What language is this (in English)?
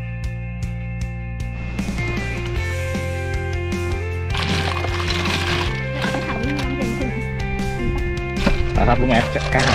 Thai